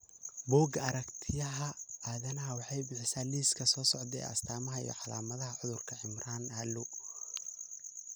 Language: Somali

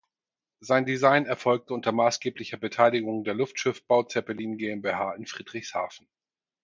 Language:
German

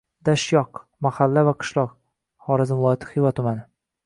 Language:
Uzbek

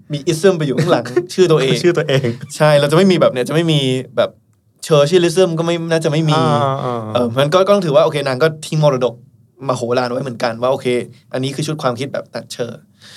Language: Thai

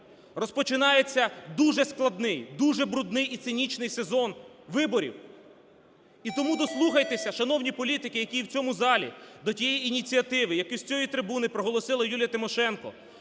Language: Ukrainian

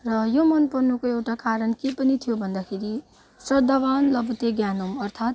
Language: Nepali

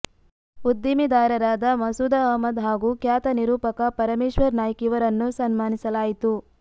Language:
Kannada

